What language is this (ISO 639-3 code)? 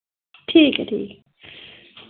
doi